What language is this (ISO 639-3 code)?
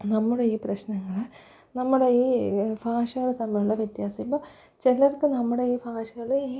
mal